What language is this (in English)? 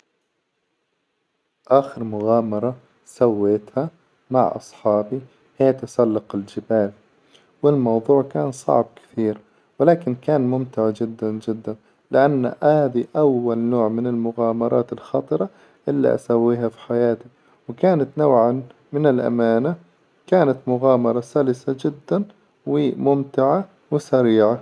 Hijazi Arabic